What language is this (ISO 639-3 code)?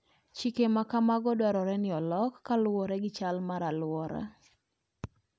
luo